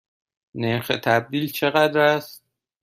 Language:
Persian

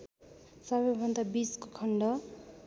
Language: Nepali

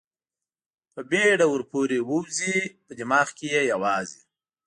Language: Pashto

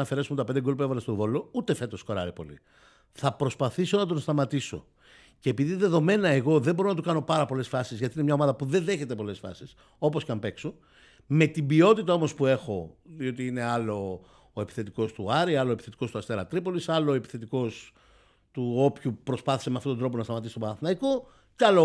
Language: Greek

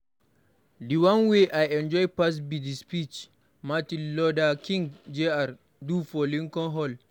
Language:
Nigerian Pidgin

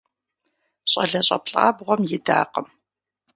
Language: Kabardian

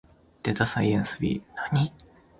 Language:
Japanese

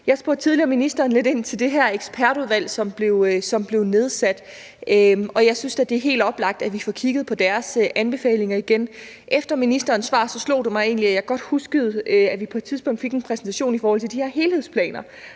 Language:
Danish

